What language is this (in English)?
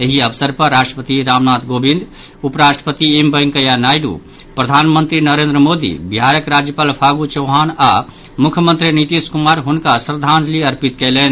Maithili